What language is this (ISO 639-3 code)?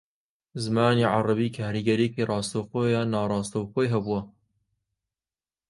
ckb